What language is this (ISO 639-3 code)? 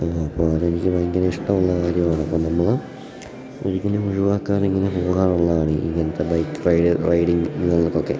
mal